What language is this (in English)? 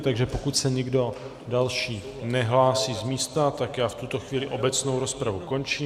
Czech